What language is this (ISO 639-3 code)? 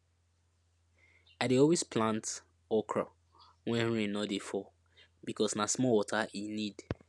pcm